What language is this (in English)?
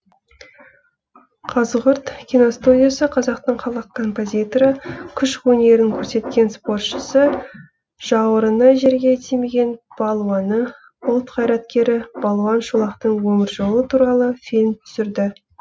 Kazakh